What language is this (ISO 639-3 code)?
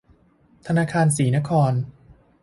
tha